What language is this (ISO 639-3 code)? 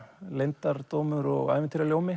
isl